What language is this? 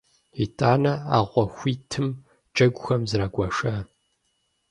Kabardian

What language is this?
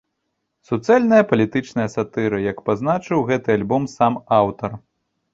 Belarusian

